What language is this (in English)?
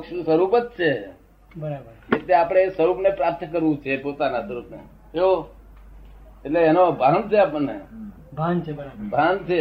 Gujarati